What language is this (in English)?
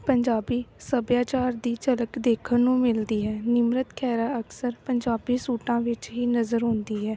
Punjabi